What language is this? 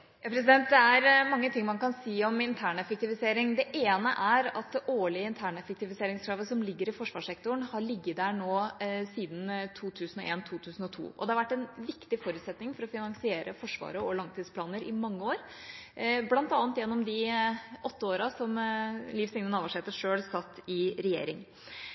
Norwegian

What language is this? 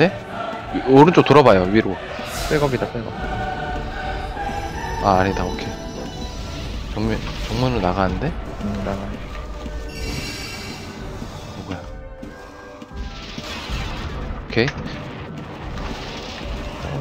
Korean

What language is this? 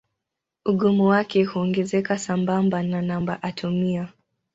Swahili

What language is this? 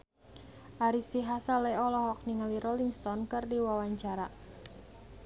Sundanese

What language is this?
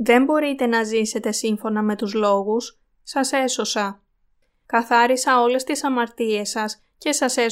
Greek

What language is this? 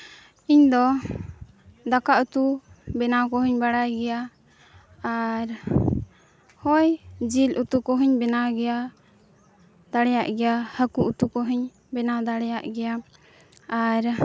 Santali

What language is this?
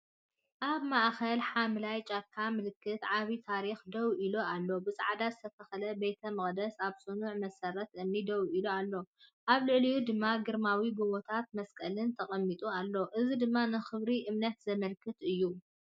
Tigrinya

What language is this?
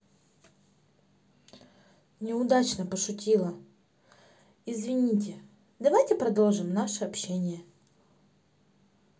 Russian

